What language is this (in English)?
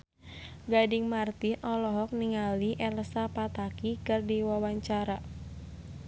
Sundanese